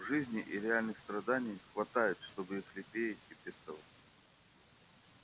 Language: Russian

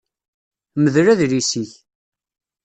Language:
Kabyle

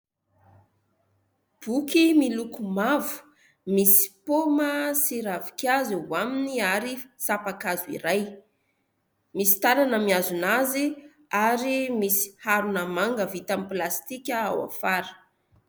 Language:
Malagasy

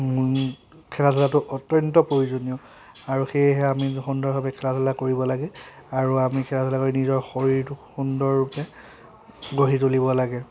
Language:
Assamese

